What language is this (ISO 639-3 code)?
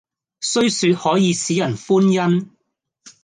yue